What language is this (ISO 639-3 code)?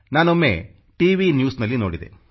kan